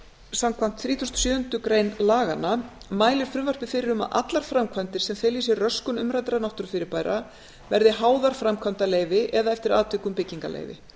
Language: Icelandic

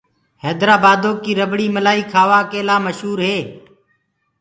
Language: Gurgula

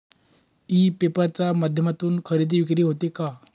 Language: Marathi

